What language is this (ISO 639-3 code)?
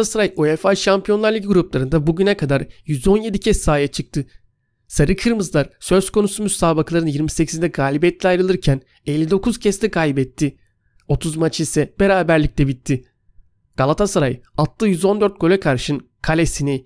tur